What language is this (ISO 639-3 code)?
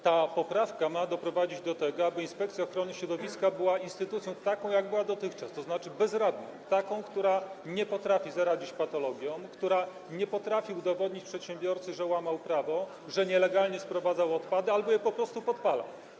pol